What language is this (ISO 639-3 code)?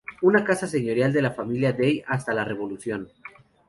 spa